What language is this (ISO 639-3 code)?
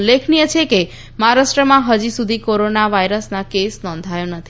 guj